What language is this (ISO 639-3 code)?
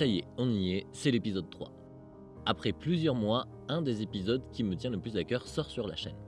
fra